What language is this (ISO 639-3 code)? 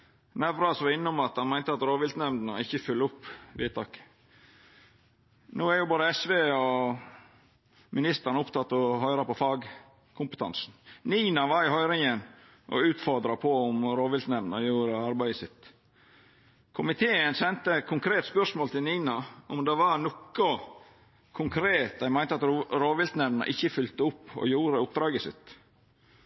nno